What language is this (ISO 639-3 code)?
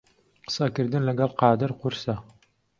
ckb